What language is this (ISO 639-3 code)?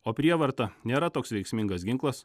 lit